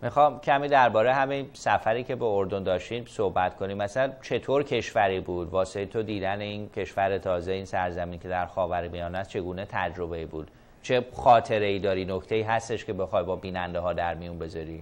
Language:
Persian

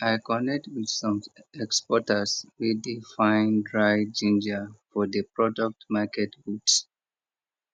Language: Nigerian Pidgin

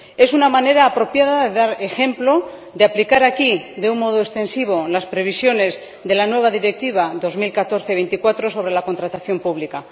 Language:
Spanish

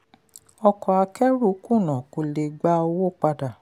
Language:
Yoruba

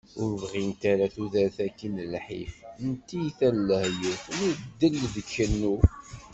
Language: Kabyle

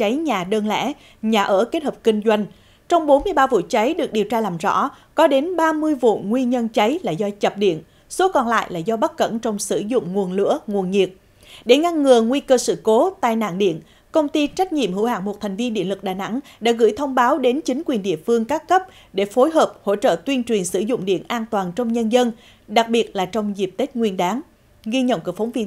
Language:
Vietnamese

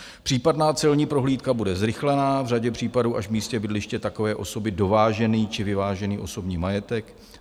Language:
Czech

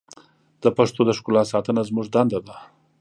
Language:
Pashto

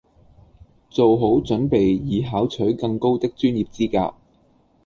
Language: Cantonese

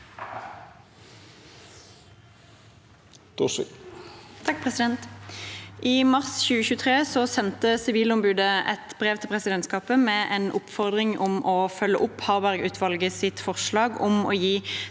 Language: Norwegian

